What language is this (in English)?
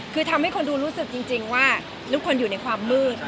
Thai